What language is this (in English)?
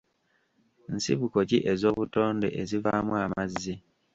Ganda